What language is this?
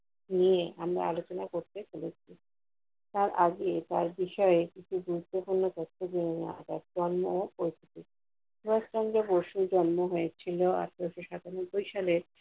Bangla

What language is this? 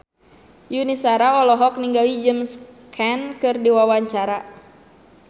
Sundanese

